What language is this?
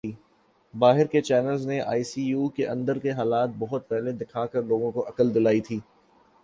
Urdu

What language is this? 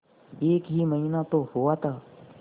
Hindi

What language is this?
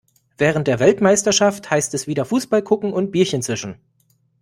German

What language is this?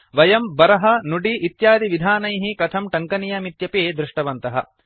Sanskrit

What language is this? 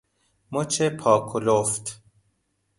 Persian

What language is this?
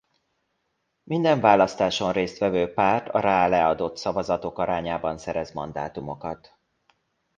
Hungarian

